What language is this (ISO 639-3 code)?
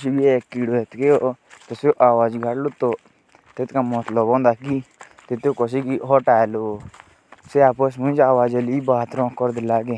jns